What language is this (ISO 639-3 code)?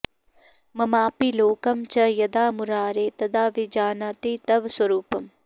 san